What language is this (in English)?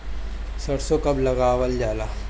Bhojpuri